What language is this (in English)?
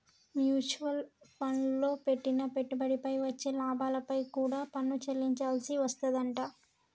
Telugu